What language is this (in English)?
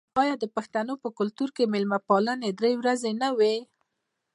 Pashto